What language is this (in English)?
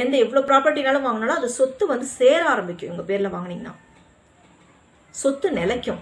Tamil